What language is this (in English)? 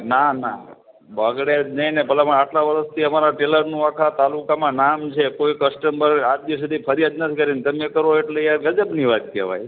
Gujarati